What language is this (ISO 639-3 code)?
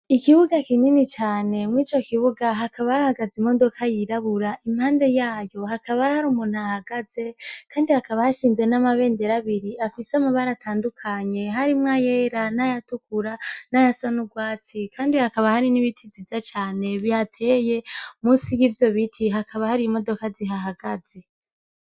run